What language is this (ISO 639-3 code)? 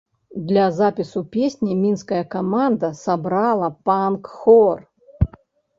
bel